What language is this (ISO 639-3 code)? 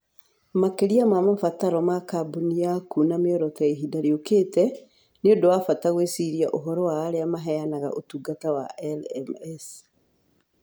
kik